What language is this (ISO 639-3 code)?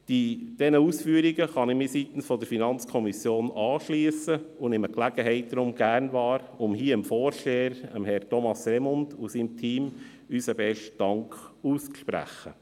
gsw